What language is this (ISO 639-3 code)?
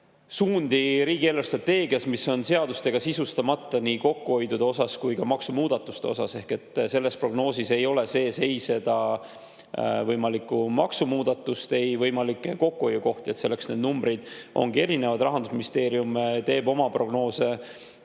est